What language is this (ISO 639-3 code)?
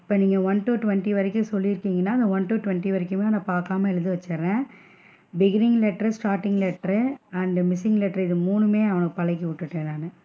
tam